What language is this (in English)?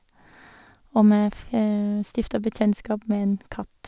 Norwegian